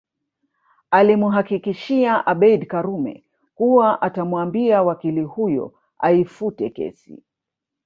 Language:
Swahili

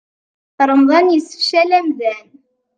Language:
Kabyle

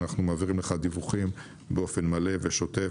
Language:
Hebrew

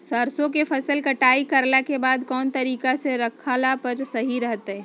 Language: Magahi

